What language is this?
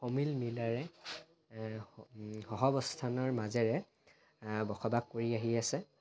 Assamese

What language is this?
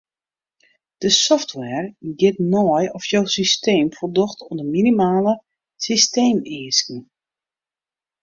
Western Frisian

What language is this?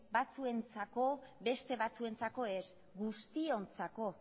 Basque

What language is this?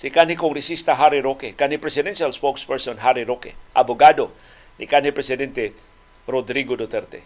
Filipino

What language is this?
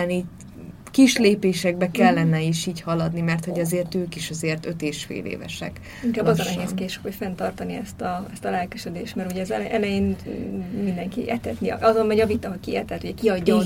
Hungarian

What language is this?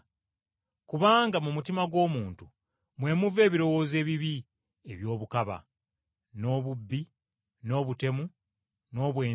Ganda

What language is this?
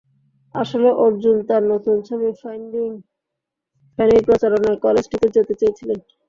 Bangla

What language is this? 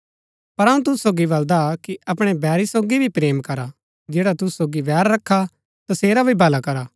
Gaddi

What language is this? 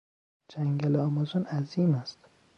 Persian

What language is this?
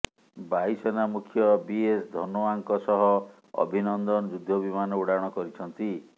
Odia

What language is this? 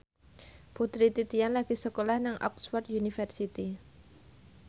Javanese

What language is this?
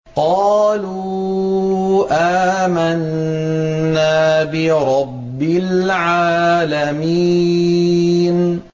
Arabic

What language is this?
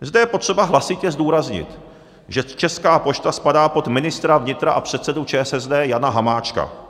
Czech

